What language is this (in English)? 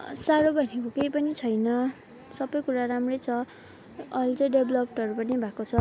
Nepali